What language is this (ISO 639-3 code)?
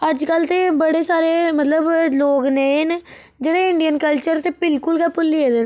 doi